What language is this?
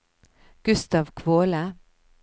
Norwegian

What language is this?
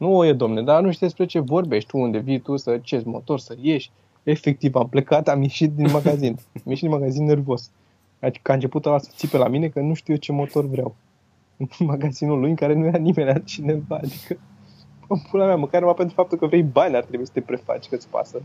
Romanian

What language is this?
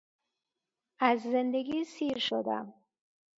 Persian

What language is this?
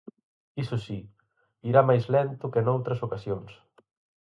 Galician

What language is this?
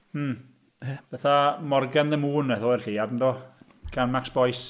Welsh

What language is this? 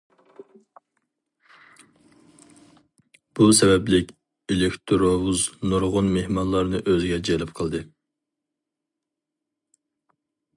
Uyghur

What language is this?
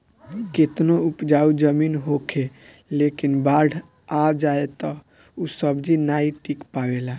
Bhojpuri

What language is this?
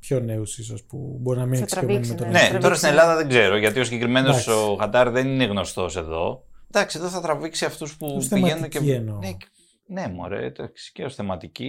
Greek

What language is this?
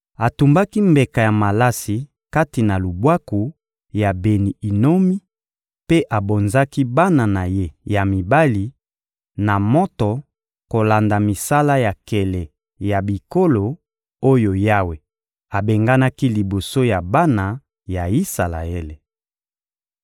Lingala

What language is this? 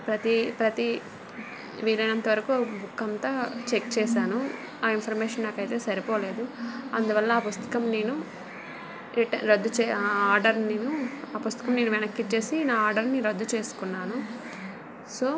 Telugu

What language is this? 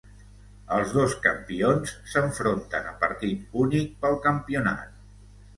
Catalan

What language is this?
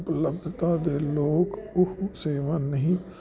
Punjabi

